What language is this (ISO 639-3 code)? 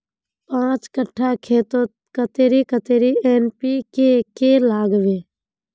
mag